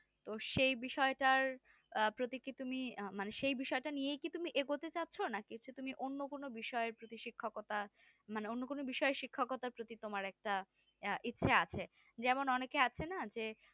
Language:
Bangla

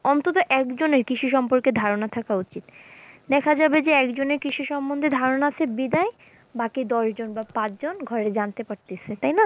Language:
Bangla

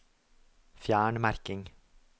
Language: Norwegian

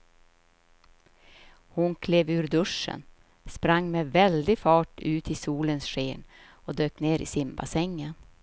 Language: Swedish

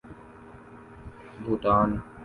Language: Urdu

